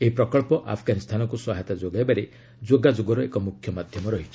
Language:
Odia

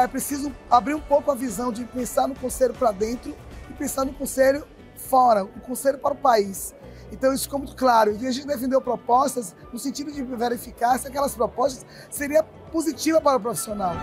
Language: Portuguese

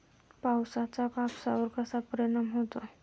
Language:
Marathi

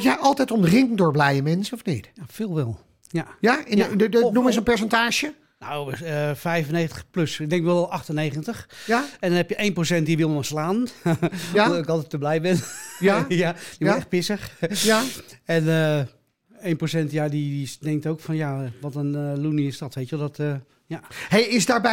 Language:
Dutch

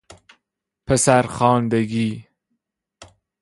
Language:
Persian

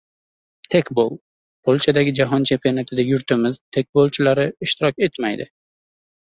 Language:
Uzbek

